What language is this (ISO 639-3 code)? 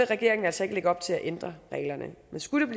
dan